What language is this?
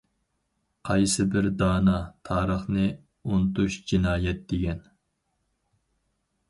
Uyghur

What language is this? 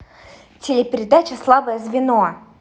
Russian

